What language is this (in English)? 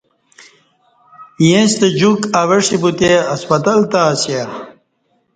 Kati